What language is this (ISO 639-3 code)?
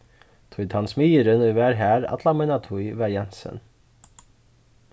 fao